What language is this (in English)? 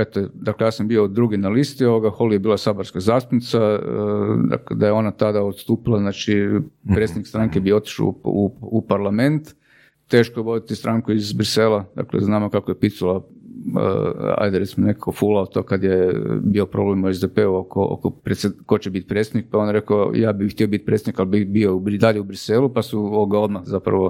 Croatian